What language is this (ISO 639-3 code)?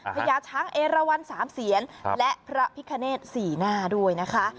tha